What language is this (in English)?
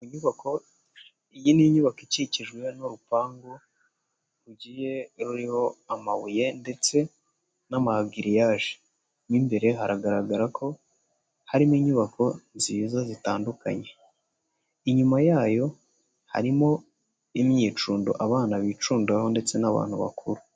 Kinyarwanda